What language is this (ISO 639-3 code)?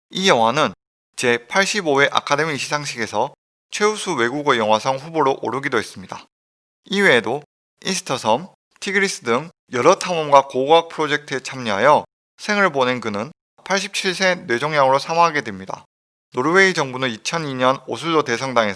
kor